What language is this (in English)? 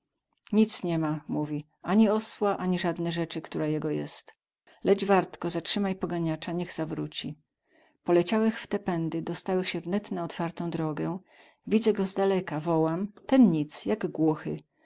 Polish